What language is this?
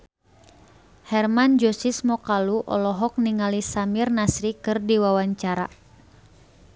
Sundanese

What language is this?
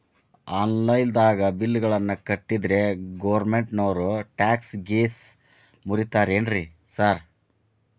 Kannada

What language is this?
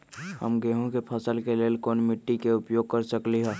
Magahi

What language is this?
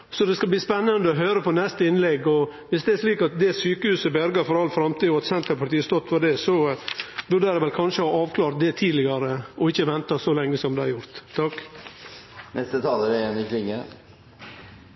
Norwegian Nynorsk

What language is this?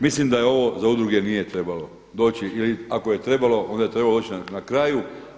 Croatian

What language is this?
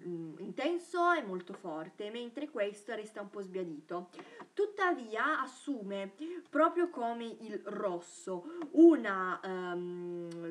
Italian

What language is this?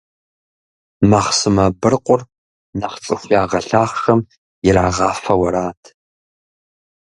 Kabardian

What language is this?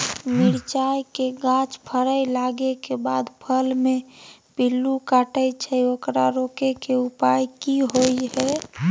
Maithili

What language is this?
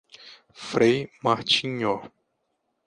Portuguese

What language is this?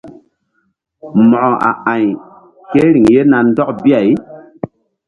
Mbum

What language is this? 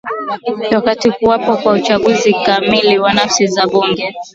Swahili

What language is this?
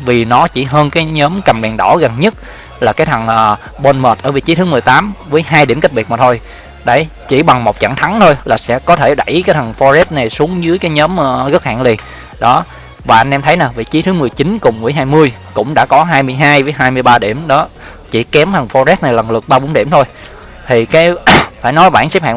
Vietnamese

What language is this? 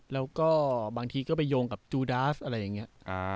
Thai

